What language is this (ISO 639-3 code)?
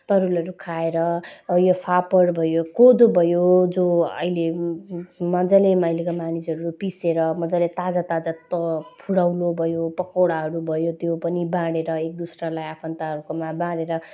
nep